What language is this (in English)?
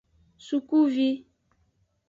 Aja (Benin)